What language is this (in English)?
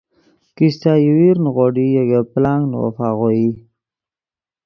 Yidgha